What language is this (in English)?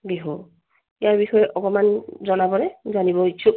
Assamese